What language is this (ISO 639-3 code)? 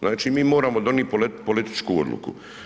hrv